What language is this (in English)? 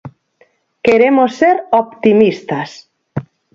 Galician